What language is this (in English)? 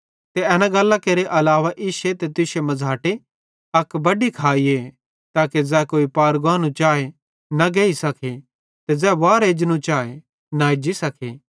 Bhadrawahi